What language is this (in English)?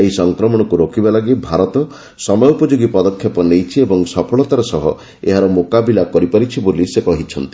Odia